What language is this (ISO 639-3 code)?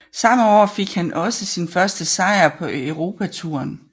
dan